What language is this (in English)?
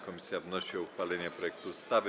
Polish